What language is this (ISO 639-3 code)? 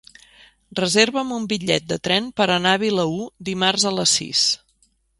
cat